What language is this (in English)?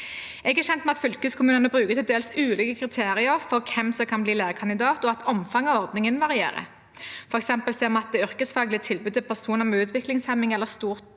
Norwegian